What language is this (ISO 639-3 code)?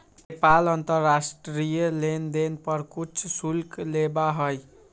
mag